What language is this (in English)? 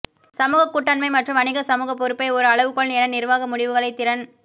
Tamil